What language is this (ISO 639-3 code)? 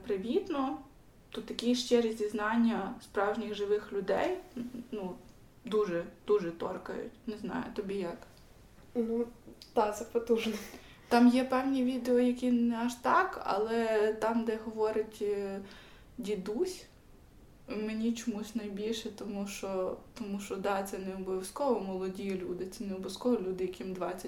ukr